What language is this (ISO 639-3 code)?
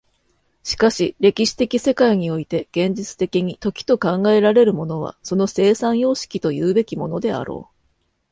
jpn